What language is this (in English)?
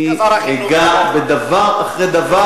Hebrew